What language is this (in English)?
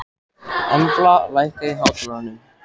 Icelandic